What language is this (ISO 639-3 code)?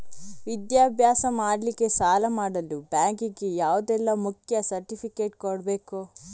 kan